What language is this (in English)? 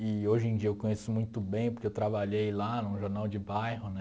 Portuguese